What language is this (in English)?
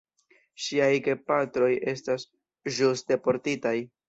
Esperanto